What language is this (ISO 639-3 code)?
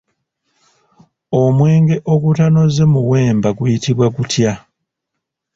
lug